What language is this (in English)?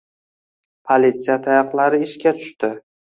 Uzbek